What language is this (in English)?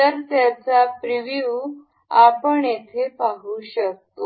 Marathi